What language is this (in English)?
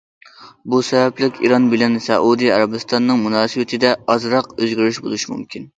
Uyghur